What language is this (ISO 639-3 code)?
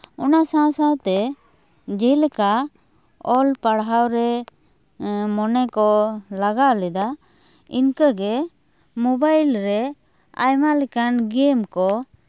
sat